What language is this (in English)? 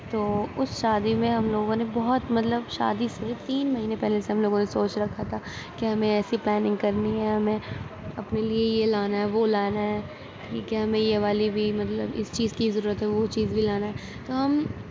Urdu